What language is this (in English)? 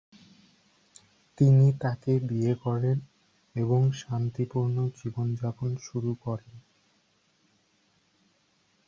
Bangla